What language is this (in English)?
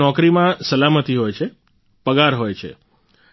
Gujarati